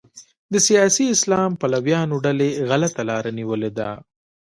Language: Pashto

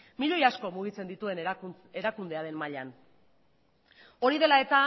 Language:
Basque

